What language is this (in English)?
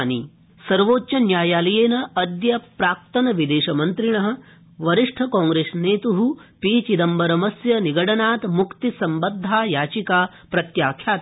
Sanskrit